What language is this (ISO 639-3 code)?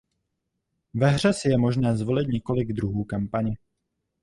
ces